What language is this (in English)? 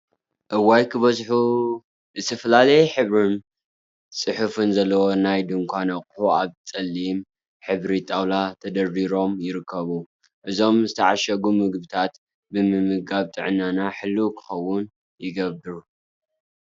Tigrinya